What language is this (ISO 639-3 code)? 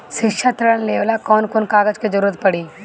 bho